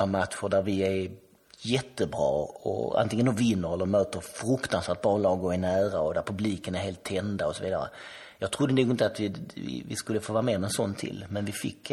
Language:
Swedish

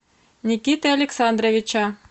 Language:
Russian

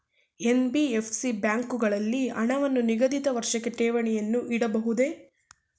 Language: Kannada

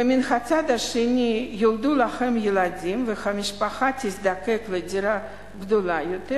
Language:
Hebrew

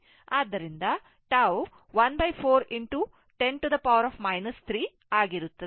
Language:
Kannada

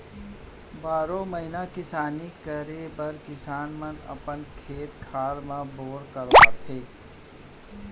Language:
Chhattisgarhi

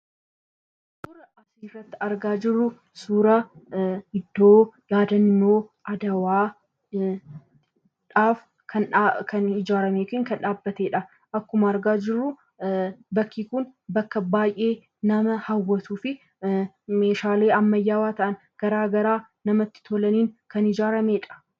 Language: Oromo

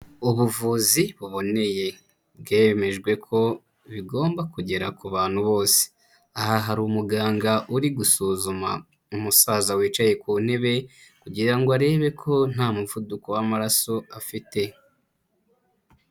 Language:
Kinyarwanda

